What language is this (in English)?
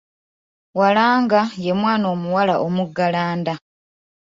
Ganda